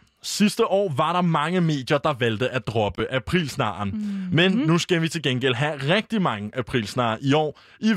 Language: Danish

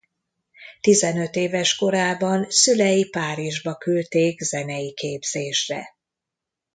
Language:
Hungarian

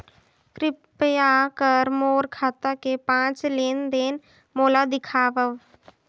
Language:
Chhattisgarhi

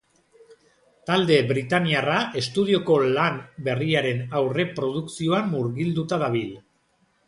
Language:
Basque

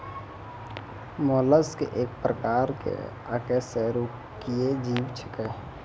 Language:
Maithili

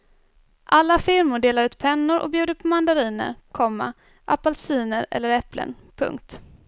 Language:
Swedish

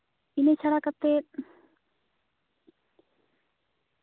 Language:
Santali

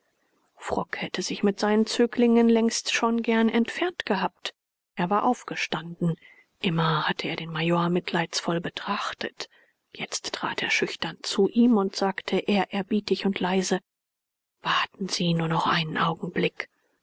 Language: German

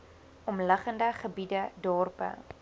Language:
Afrikaans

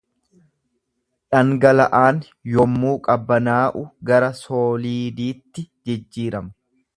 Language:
Oromo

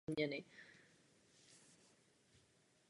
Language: Czech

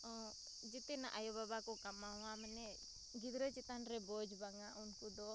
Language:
Santali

